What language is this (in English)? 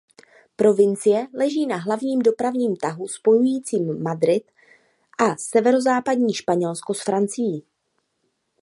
Czech